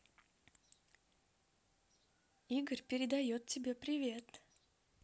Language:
Russian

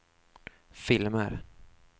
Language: Swedish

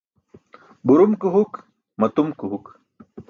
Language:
Burushaski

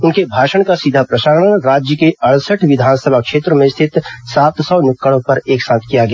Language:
Hindi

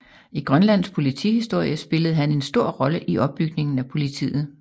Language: Danish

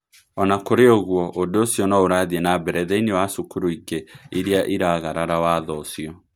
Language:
Kikuyu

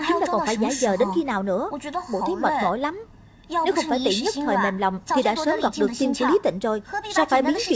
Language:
Vietnamese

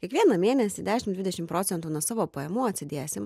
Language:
Lithuanian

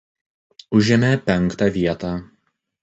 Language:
Lithuanian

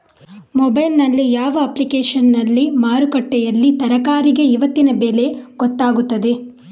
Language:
Kannada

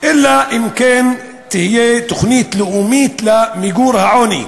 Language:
Hebrew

